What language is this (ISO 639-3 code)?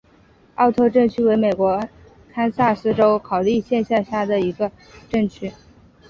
zho